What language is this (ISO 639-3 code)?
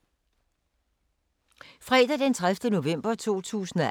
dan